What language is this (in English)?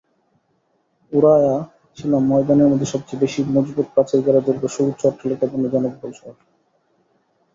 Bangla